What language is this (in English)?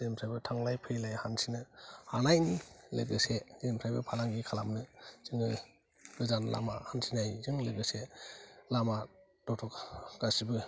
Bodo